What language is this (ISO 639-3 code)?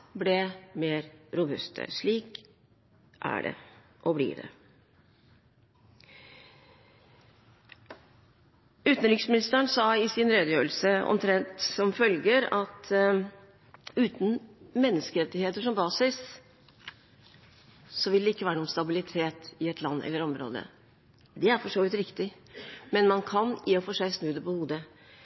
nob